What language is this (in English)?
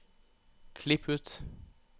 Norwegian